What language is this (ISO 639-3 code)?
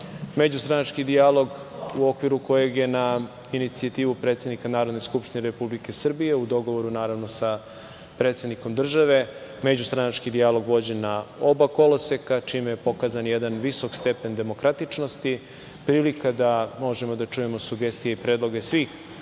srp